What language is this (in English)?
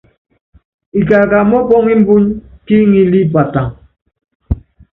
Yangben